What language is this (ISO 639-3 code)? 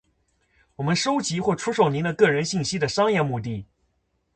zho